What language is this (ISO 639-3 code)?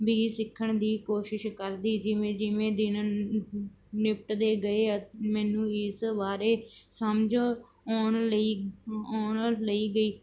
pan